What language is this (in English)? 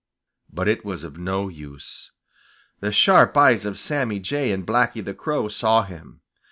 English